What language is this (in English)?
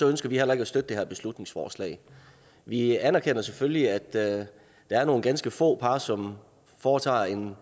Danish